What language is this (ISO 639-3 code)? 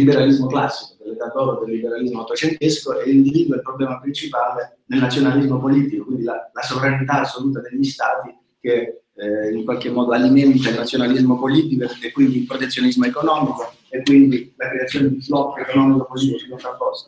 ita